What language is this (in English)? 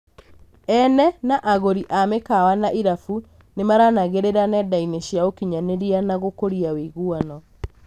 Kikuyu